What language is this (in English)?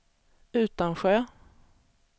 Swedish